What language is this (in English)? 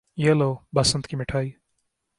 Urdu